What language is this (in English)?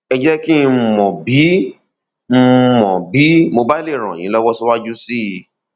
Yoruba